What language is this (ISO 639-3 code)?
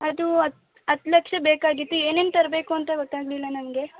kan